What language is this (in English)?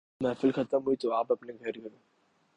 Urdu